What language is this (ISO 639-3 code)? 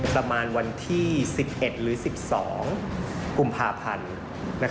tha